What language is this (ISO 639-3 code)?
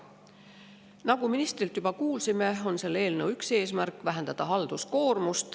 est